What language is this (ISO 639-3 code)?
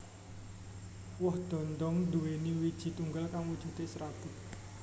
jav